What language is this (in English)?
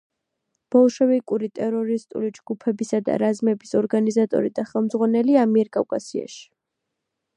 Georgian